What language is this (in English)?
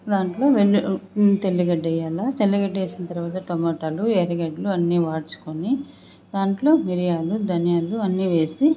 Telugu